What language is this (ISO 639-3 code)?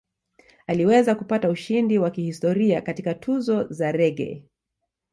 swa